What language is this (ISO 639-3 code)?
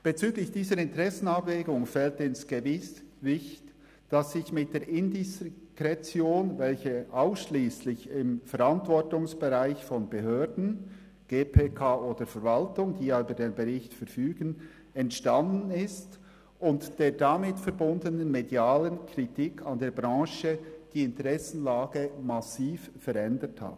gsw